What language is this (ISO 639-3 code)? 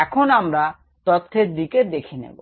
ben